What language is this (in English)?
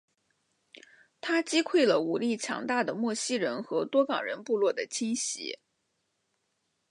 Chinese